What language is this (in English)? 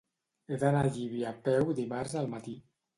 Catalan